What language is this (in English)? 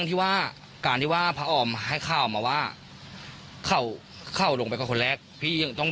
Thai